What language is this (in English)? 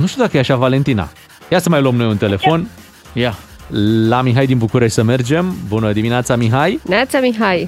Romanian